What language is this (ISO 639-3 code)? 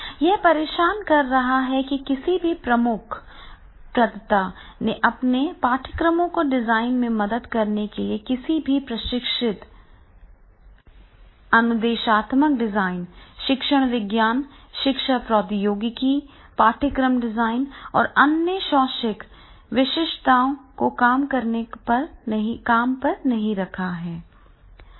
hin